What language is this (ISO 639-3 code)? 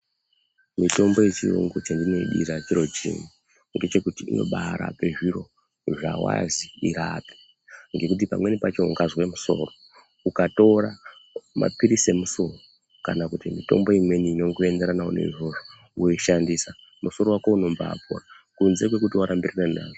ndc